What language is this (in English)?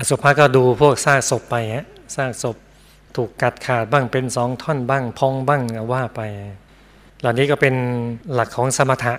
Thai